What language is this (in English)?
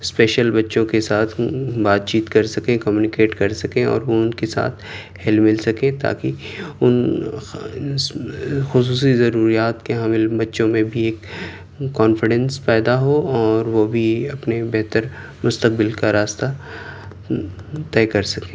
Urdu